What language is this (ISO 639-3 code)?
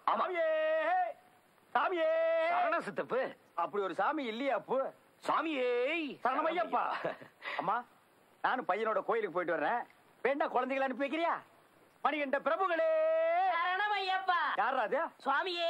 tam